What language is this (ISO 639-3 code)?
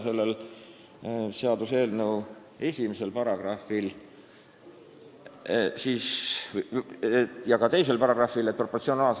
est